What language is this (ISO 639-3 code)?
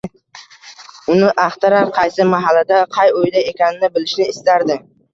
uzb